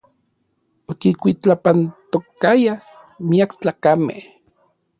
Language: Orizaba Nahuatl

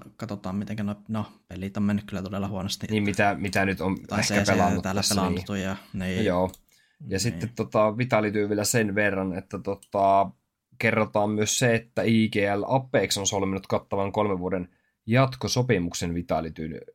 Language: Finnish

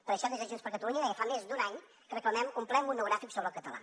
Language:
Catalan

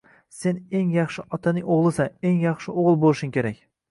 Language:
Uzbek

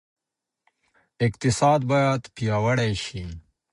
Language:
Pashto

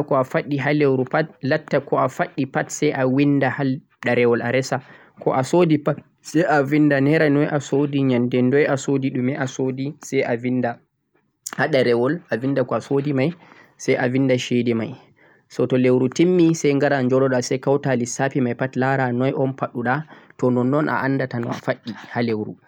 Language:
Central-Eastern Niger Fulfulde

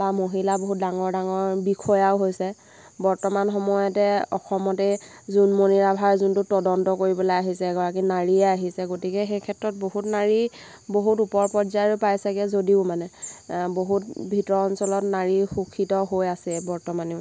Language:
Assamese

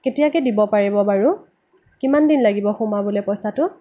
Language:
Assamese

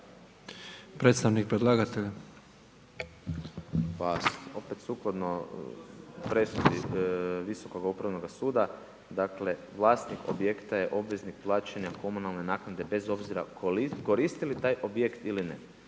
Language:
Croatian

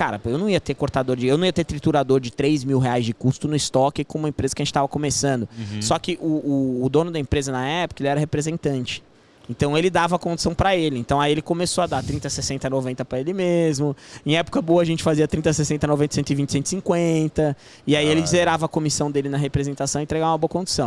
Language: Portuguese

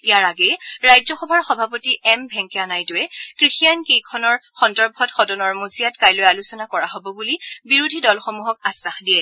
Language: Assamese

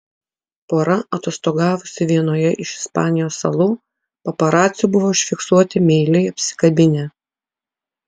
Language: Lithuanian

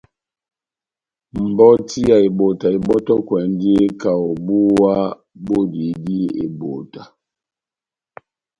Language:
Batanga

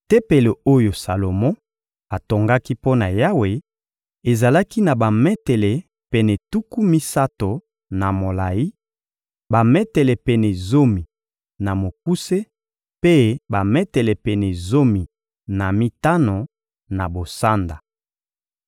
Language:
Lingala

